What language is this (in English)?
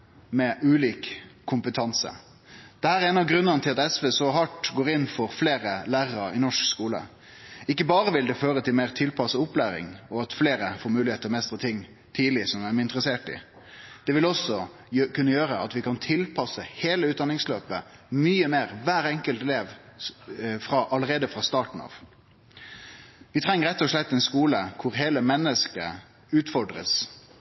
Norwegian Nynorsk